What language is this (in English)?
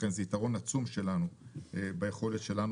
Hebrew